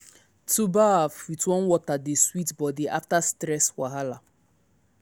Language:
Nigerian Pidgin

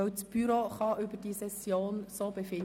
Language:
Swiss German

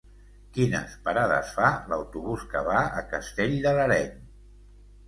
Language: Catalan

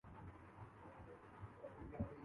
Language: Urdu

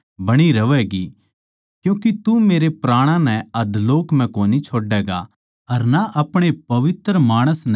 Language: Haryanvi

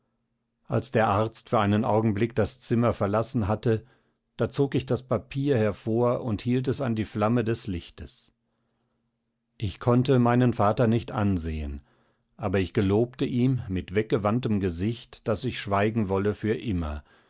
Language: German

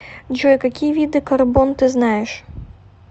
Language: Russian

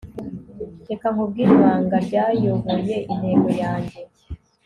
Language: Kinyarwanda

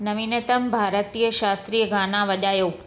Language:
Sindhi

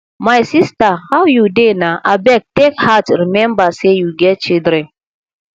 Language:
Nigerian Pidgin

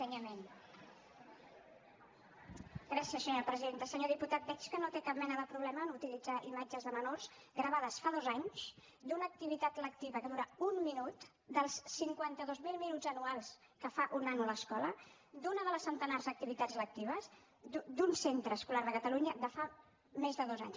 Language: Catalan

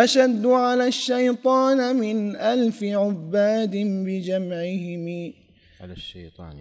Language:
Arabic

